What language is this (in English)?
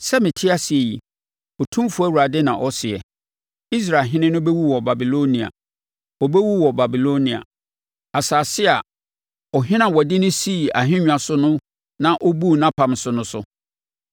Akan